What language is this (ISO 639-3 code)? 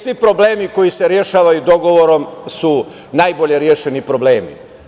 srp